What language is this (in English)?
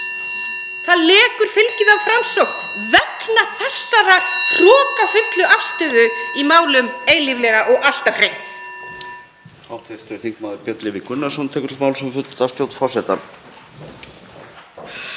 Icelandic